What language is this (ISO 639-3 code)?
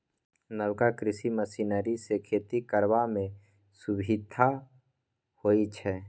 mai